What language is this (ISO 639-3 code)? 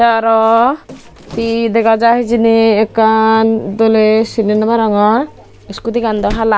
ccp